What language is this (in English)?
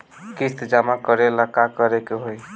Bhojpuri